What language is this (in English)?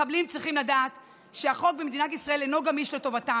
Hebrew